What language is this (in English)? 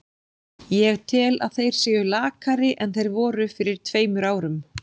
Icelandic